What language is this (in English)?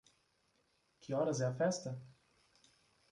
Portuguese